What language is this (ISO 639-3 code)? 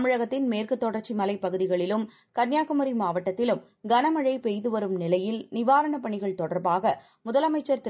tam